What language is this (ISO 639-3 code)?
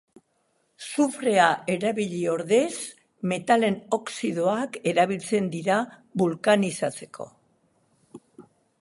eus